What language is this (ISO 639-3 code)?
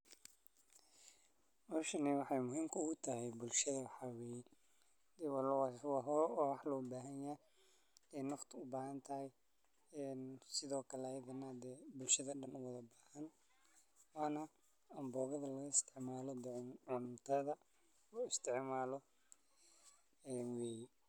som